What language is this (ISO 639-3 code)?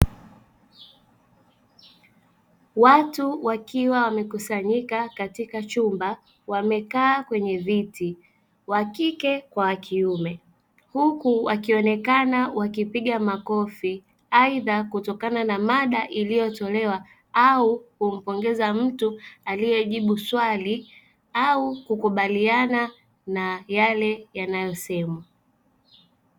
swa